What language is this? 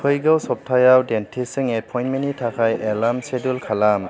Bodo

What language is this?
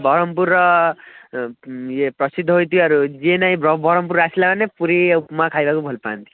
Odia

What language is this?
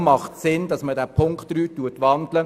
Swiss German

